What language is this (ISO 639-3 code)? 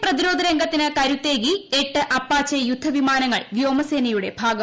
mal